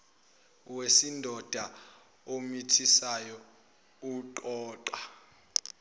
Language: Zulu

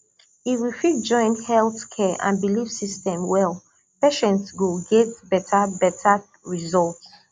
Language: Nigerian Pidgin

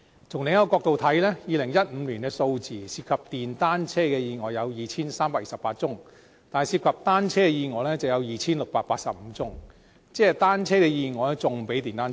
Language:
Cantonese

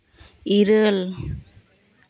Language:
Santali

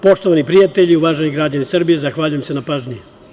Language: Serbian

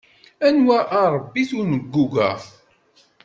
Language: Kabyle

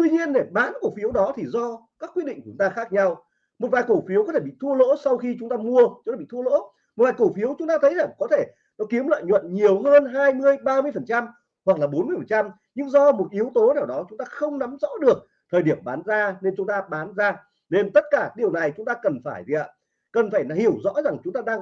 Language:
Vietnamese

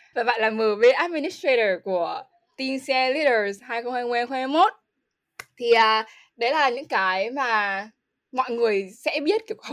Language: Vietnamese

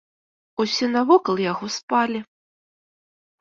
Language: Belarusian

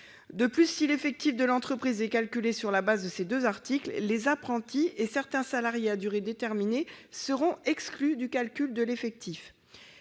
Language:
French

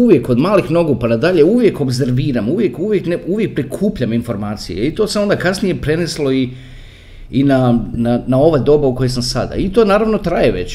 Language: Croatian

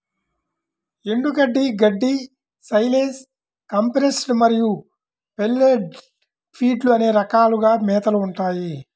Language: Telugu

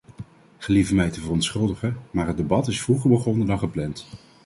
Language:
Dutch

